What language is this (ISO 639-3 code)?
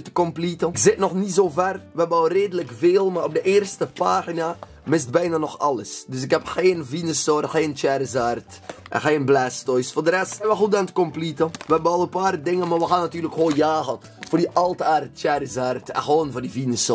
nld